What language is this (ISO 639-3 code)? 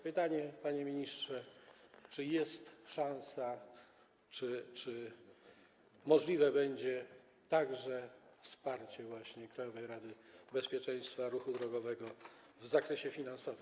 pol